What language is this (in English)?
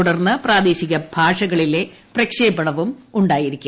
Malayalam